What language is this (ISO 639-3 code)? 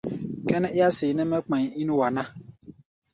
gba